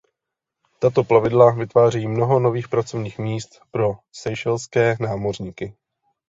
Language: Czech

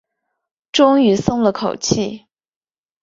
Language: Chinese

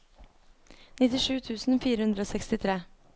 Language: Norwegian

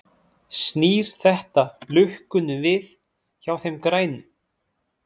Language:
Icelandic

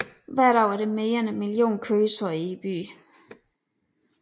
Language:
Danish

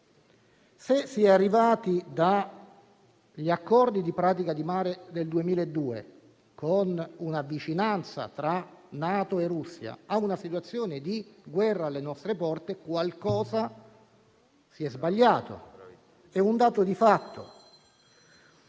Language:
Italian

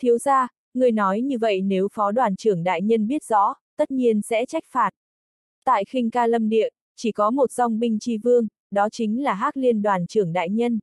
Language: Vietnamese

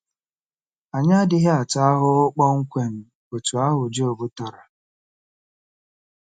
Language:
Igbo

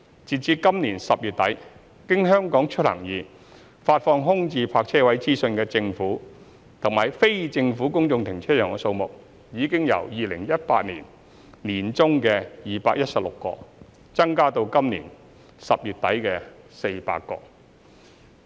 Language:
Cantonese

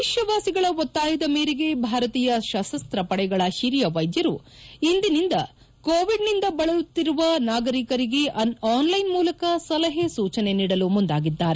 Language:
Kannada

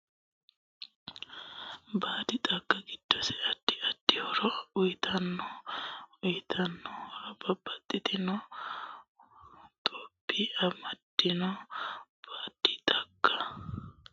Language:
Sidamo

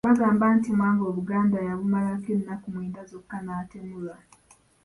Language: Ganda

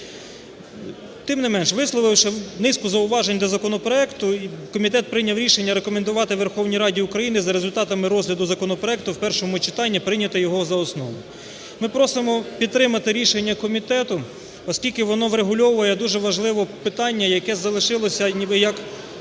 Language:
Ukrainian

